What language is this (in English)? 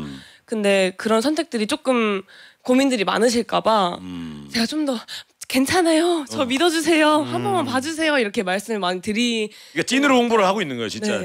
Korean